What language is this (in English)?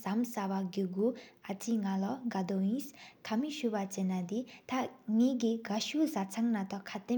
Sikkimese